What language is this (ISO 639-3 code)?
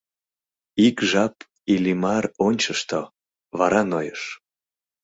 chm